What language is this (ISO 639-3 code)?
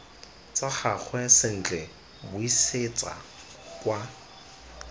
tsn